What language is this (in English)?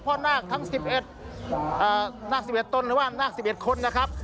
Thai